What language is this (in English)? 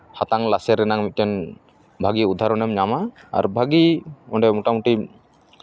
Santali